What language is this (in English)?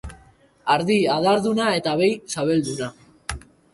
Basque